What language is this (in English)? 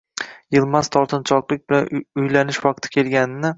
Uzbek